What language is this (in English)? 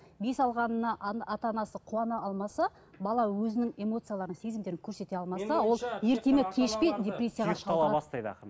Kazakh